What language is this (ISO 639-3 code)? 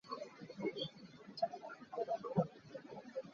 cnh